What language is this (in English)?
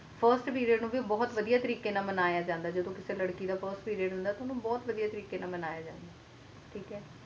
Punjabi